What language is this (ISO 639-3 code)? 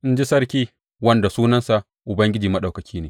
hau